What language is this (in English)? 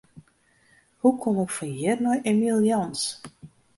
Western Frisian